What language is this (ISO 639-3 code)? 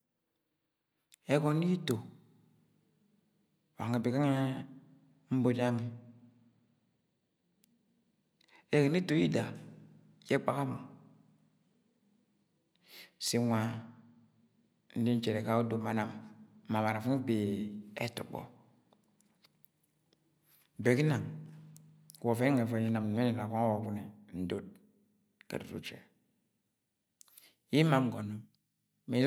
yay